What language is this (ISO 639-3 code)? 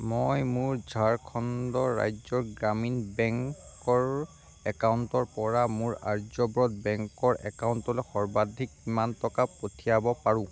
asm